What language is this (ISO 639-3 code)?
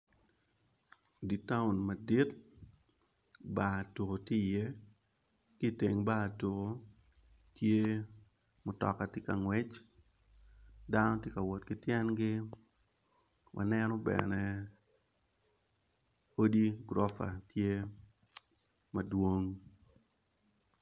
ach